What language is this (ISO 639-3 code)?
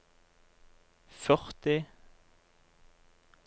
nor